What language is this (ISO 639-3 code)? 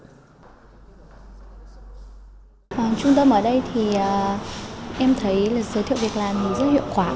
vie